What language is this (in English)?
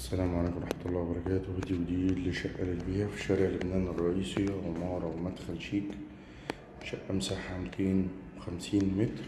Arabic